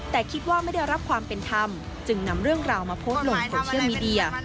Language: Thai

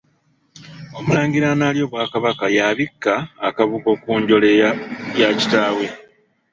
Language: Ganda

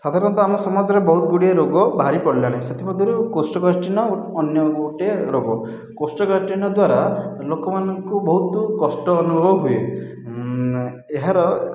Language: Odia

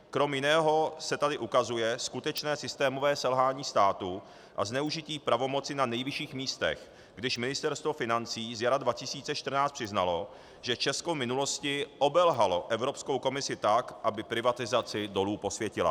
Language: Czech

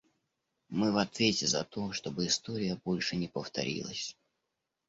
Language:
Russian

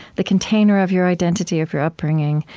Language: English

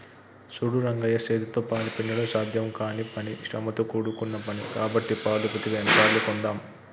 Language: Telugu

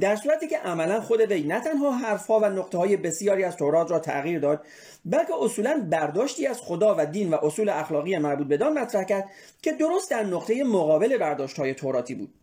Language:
Persian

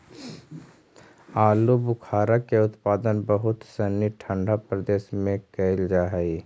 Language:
Magahi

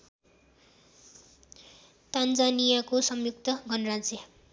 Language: Nepali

